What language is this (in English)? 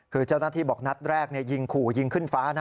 Thai